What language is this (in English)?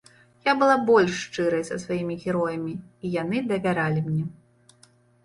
Belarusian